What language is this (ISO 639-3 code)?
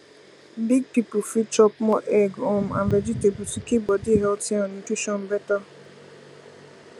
pcm